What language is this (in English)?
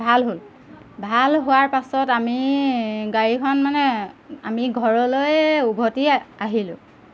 Assamese